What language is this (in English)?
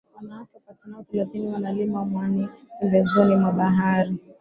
Swahili